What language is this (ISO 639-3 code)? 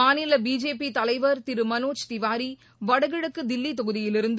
tam